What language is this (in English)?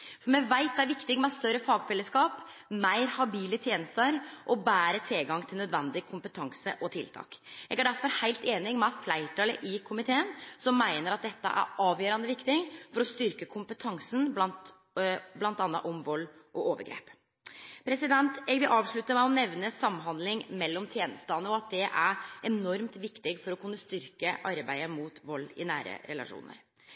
Norwegian Nynorsk